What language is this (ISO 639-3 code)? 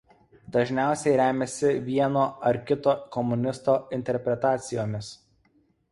lit